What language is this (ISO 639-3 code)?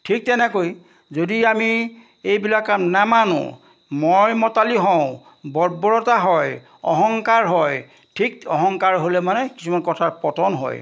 asm